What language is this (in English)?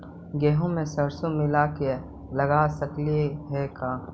Magahi